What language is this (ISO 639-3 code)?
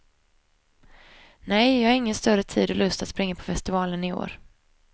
swe